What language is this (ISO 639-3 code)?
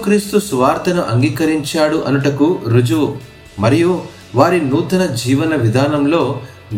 tel